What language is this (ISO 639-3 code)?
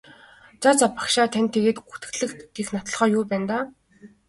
mon